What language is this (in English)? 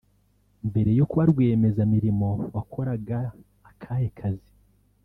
Kinyarwanda